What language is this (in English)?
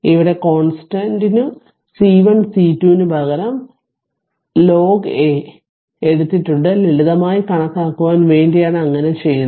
Malayalam